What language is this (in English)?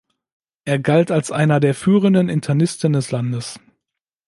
German